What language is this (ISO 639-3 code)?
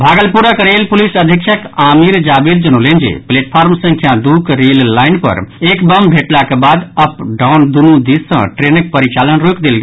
mai